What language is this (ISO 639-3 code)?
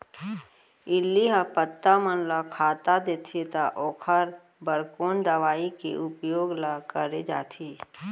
hne